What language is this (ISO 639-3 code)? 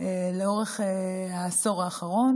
heb